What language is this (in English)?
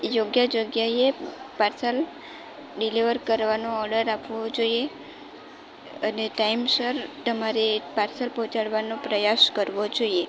Gujarati